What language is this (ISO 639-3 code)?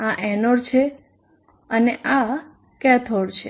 guj